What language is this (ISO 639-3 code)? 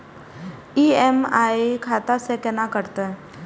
mai